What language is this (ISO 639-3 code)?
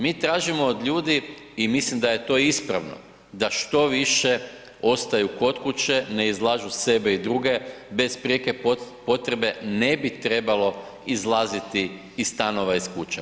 hrv